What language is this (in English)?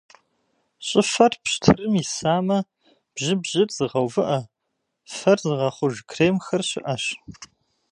Kabardian